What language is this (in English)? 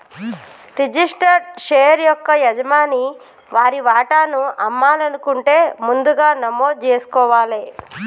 Telugu